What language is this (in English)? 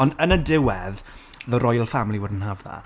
Welsh